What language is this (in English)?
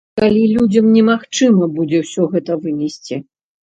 Belarusian